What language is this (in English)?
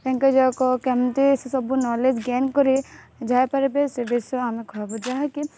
Odia